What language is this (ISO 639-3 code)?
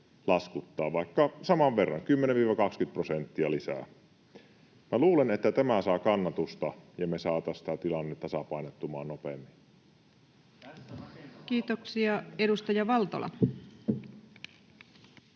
fin